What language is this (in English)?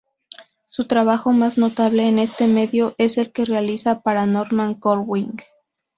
Spanish